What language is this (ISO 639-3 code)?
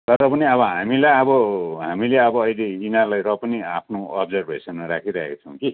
nep